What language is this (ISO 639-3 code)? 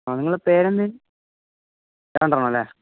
mal